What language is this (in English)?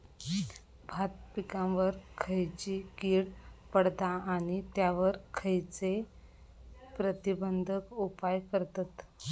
Marathi